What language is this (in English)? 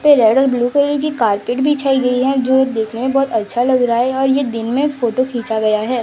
Hindi